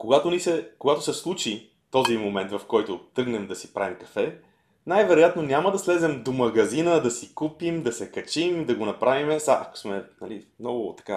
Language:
Bulgarian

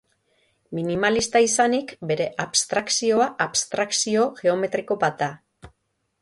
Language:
Basque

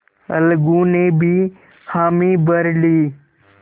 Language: Hindi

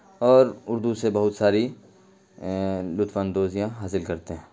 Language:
Urdu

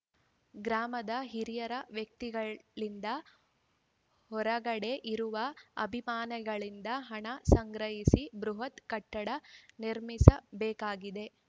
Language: Kannada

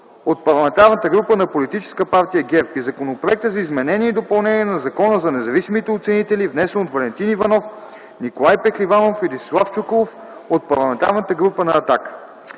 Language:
Bulgarian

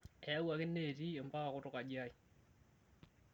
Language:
Masai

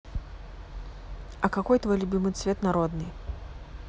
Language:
Russian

